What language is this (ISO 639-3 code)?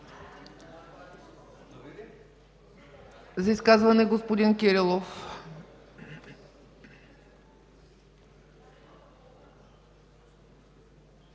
bul